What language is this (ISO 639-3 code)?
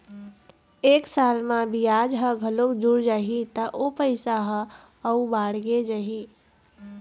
hne